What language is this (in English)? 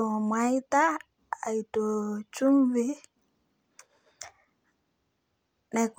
Kalenjin